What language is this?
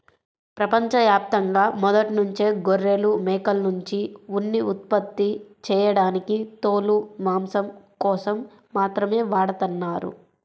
Telugu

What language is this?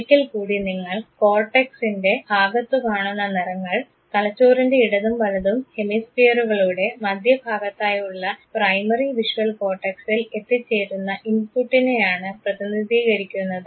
Malayalam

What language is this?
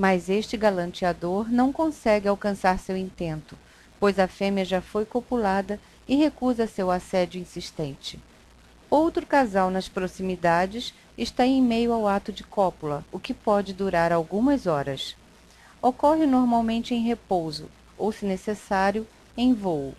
Portuguese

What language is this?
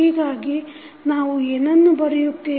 Kannada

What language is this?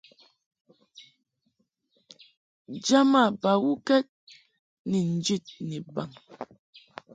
Mungaka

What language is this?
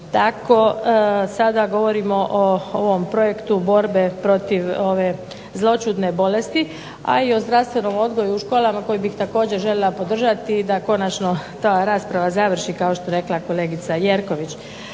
Croatian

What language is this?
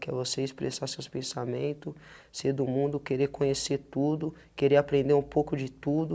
Portuguese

